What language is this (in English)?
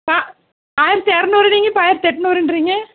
Tamil